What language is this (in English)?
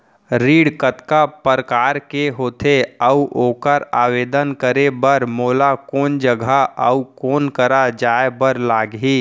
Chhattisgarhi